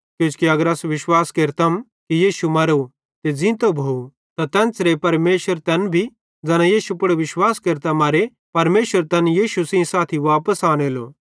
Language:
Bhadrawahi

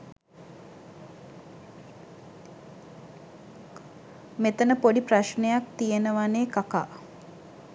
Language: Sinhala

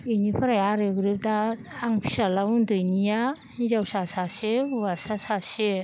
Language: Bodo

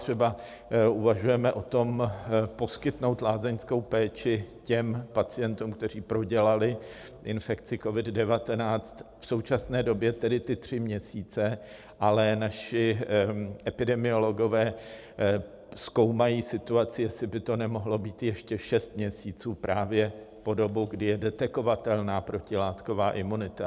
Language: Czech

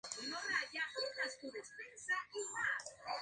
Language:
Spanish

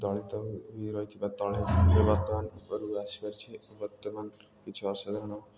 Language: Odia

